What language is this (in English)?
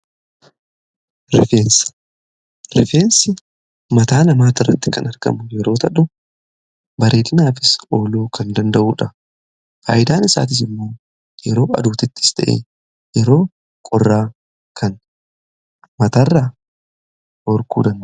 Oromo